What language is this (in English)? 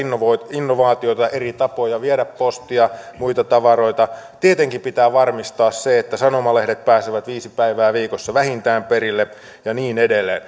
Finnish